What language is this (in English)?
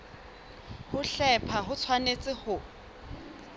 Southern Sotho